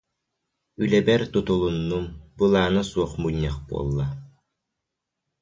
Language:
Yakut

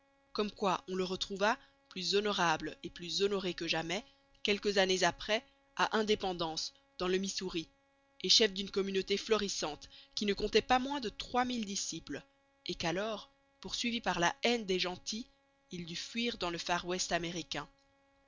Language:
French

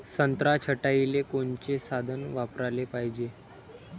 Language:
Marathi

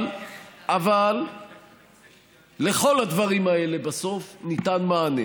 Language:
Hebrew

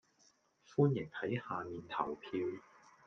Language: Cantonese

